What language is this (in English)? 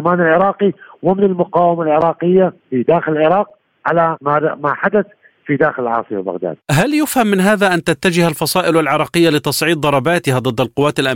Arabic